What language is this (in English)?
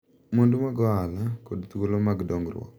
Luo (Kenya and Tanzania)